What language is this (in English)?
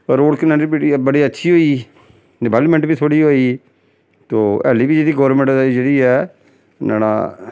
Dogri